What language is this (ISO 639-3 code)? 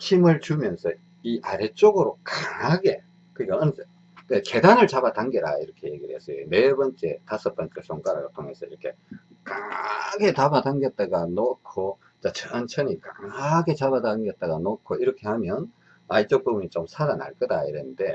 kor